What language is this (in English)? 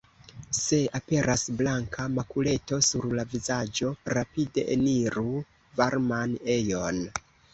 Esperanto